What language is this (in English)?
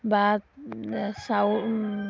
Assamese